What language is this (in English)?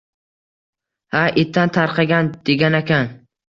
Uzbek